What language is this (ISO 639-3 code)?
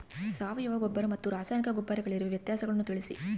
kan